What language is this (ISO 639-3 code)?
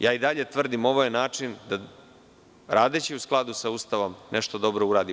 srp